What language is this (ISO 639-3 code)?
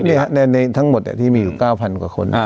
tha